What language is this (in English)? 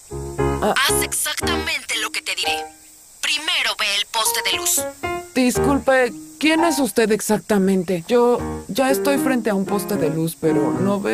Spanish